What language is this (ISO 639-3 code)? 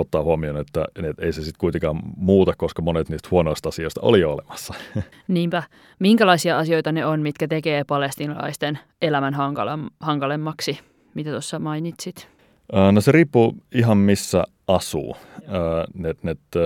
fin